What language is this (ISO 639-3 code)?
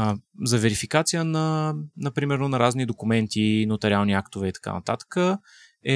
bul